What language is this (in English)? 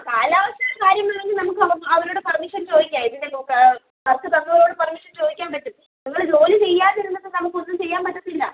Malayalam